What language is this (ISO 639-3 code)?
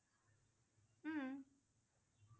asm